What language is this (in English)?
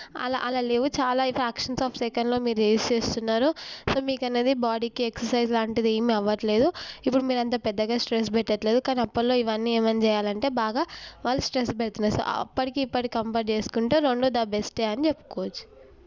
Telugu